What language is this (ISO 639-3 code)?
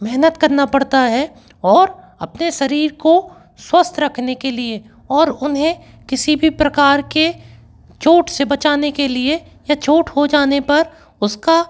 hin